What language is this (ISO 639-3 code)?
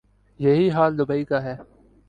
urd